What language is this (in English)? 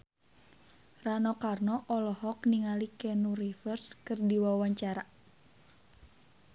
Sundanese